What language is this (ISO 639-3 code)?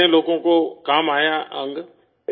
urd